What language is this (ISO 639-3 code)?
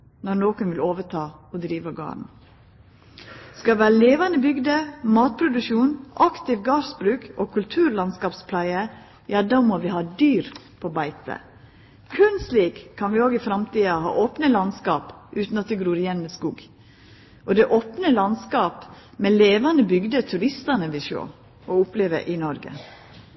nno